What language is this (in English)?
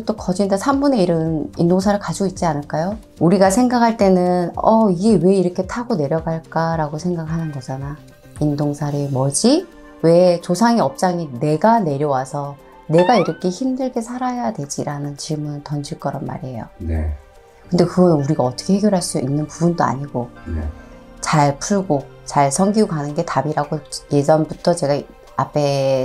Korean